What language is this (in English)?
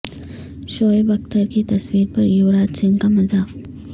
Urdu